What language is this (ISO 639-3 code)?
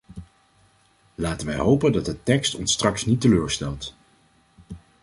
nld